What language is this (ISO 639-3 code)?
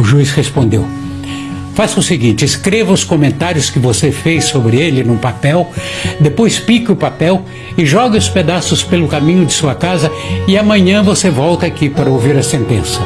por